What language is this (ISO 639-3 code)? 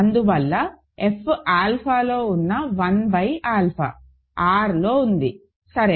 tel